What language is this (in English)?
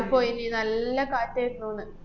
Malayalam